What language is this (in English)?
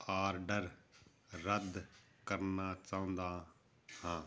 Punjabi